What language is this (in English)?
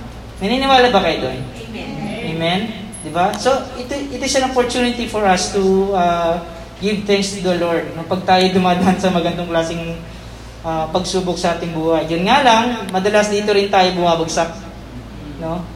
Filipino